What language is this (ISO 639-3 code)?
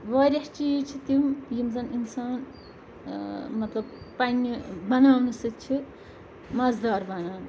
kas